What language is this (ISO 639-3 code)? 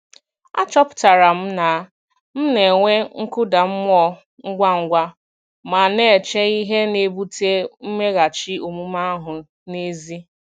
ibo